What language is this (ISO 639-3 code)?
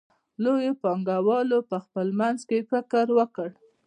pus